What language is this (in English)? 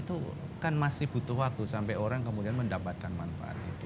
Indonesian